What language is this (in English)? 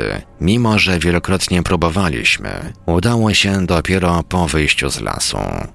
Polish